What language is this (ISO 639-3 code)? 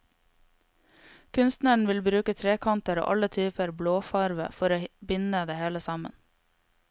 nor